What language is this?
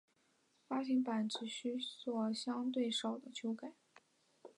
Chinese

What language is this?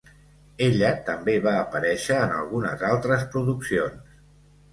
Catalan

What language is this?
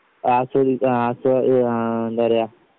Malayalam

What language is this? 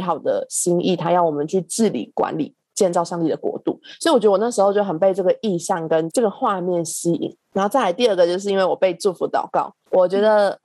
Chinese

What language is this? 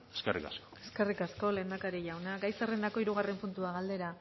Basque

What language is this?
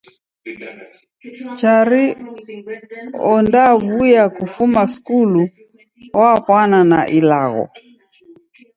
Taita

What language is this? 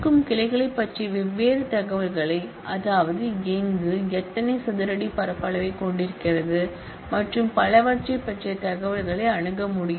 Tamil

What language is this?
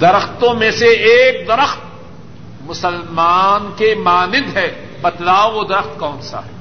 Urdu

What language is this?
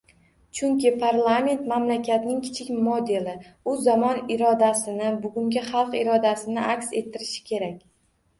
Uzbek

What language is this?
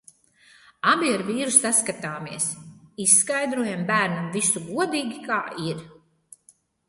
Latvian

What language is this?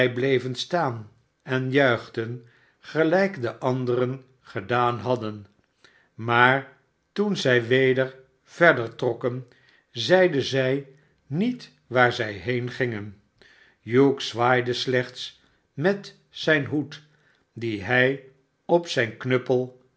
Dutch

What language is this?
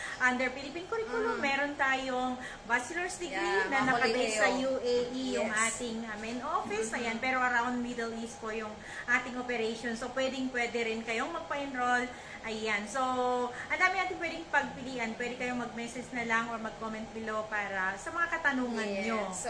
Filipino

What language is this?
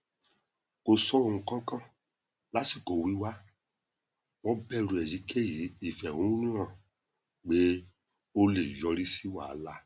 Yoruba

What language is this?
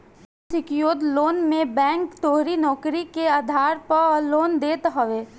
Bhojpuri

